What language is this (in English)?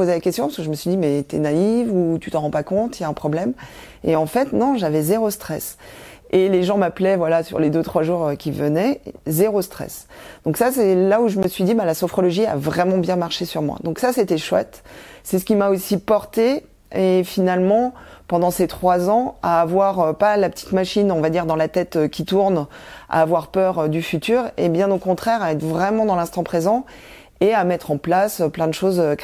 French